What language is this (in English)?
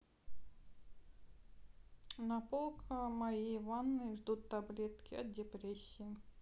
Russian